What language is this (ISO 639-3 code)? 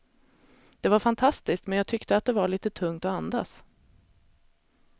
swe